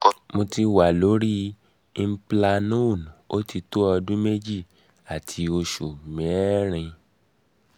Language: Yoruba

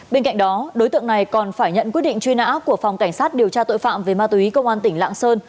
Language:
Vietnamese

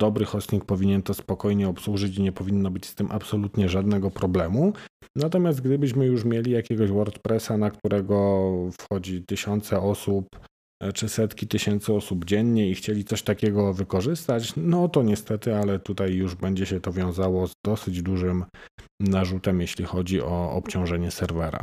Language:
Polish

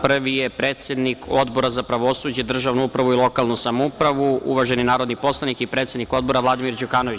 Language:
Serbian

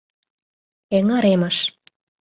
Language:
Mari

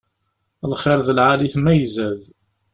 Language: Kabyle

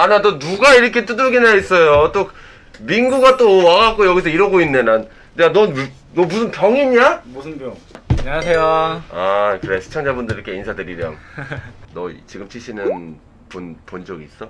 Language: Korean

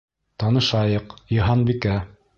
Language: Bashkir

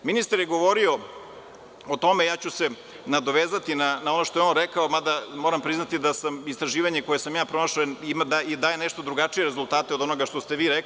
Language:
Serbian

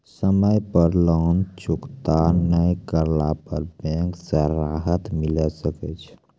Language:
Maithili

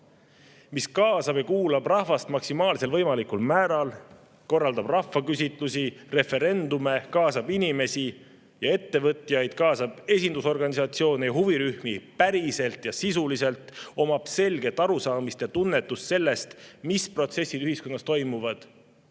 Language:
Estonian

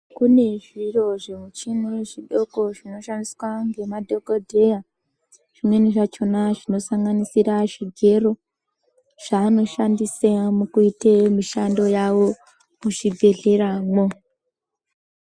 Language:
Ndau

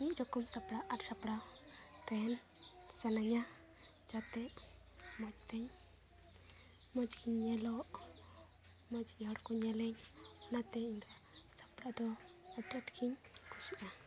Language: Santali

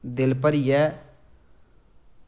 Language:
Dogri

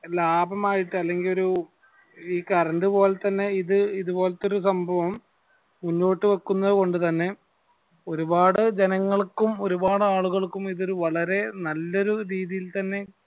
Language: Malayalam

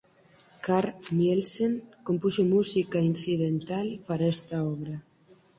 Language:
Galician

